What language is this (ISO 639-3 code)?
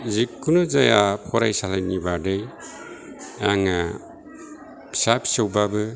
brx